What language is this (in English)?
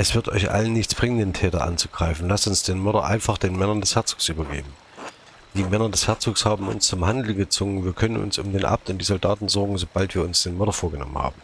German